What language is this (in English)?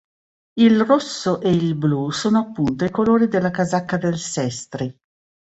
Italian